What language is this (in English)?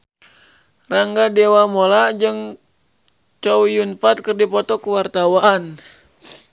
Sundanese